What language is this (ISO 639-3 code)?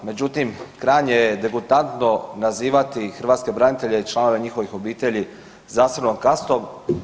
hrv